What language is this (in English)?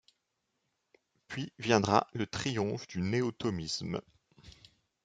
French